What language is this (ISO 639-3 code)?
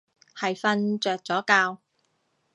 yue